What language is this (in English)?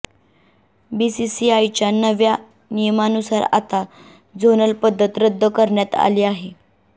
Marathi